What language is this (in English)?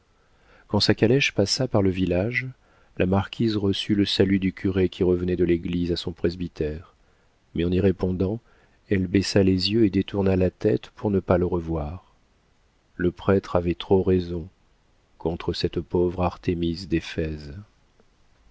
French